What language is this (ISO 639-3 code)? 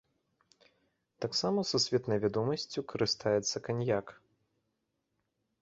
bel